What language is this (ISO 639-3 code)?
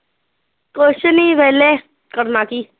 pan